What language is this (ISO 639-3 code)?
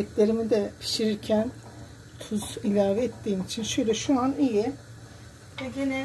tur